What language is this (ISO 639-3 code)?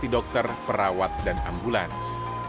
ind